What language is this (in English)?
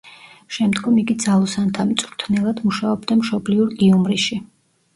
Georgian